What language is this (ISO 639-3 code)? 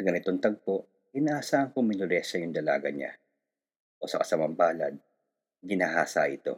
fil